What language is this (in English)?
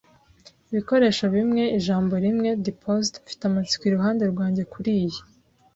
Kinyarwanda